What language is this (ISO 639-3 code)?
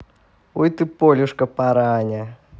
rus